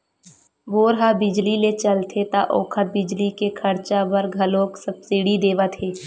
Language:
Chhattisgarhi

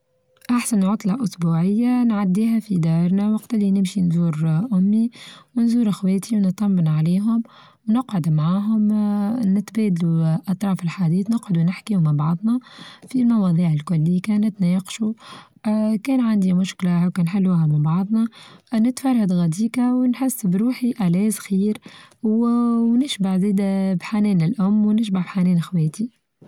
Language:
Tunisian Arabic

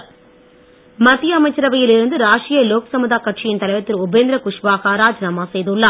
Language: Tamil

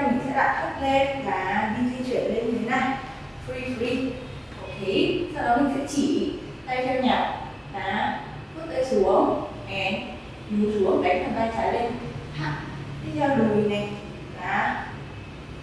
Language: Vietnamese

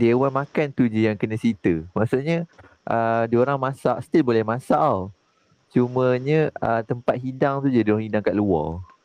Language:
Malay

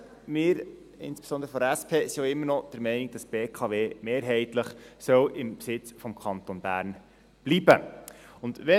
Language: Swiss German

